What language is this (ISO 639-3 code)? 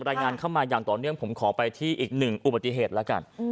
tha